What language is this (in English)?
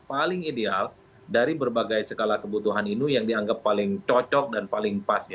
Indonesian